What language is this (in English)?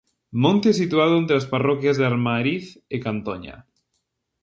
Galician